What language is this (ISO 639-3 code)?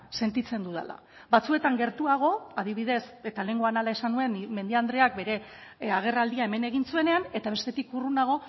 eus